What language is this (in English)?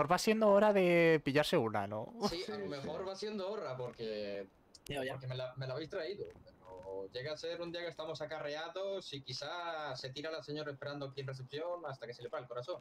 Spanish